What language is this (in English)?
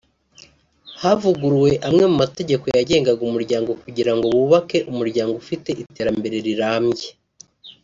Kinyarwanda